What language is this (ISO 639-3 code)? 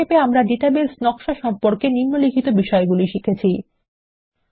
ben